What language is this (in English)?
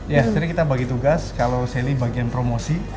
Indonesian